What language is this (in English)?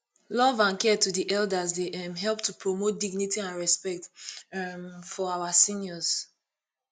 Nigerian Pidgin